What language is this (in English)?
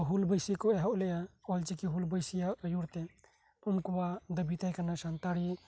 Santali